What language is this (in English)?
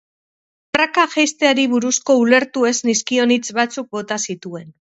Basque